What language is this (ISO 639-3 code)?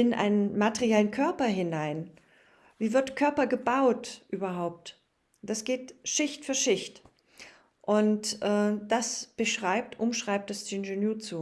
deu